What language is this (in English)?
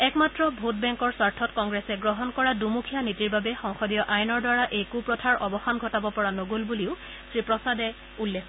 Assamese